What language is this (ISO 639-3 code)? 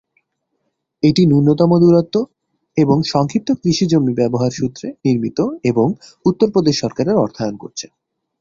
ben